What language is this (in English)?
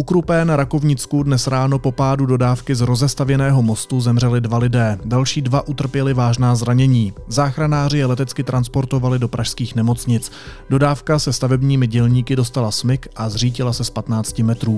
Czech